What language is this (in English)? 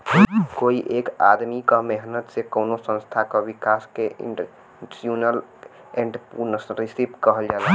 Bhojpuri